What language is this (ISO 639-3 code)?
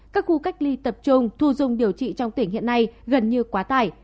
vie